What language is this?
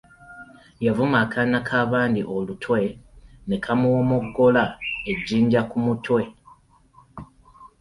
Ganda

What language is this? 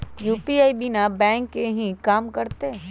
Magahi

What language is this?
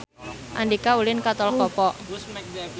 Sundanese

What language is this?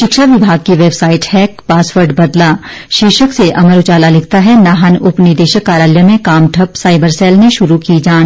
Hindi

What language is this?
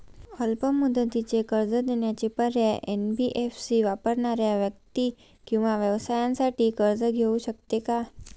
Marathi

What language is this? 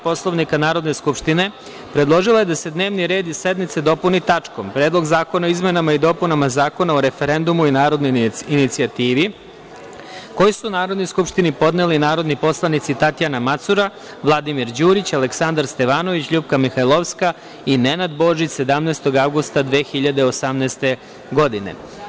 Serbian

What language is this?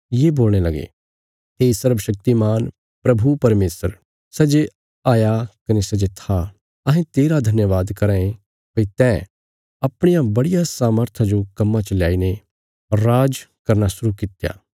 Bilaspuri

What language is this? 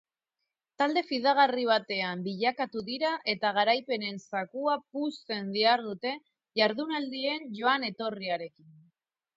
Basque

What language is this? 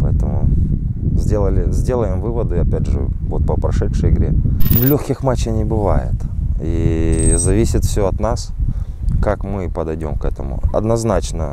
Russian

